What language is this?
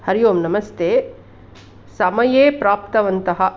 Sanskrit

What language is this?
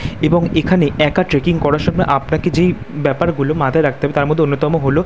Bangla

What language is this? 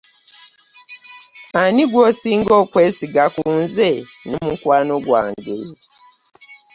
Ganda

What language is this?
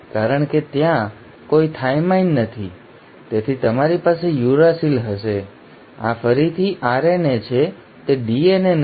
Gujarati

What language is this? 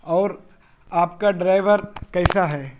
Urdu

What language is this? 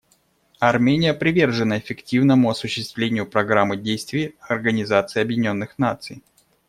Russian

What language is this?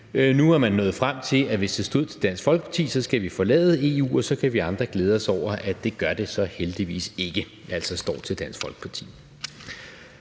Danish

